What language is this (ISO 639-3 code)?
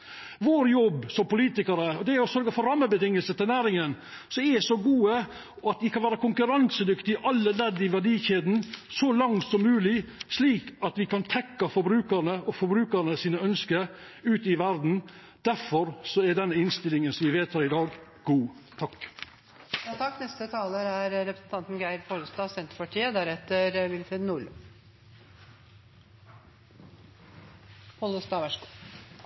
nno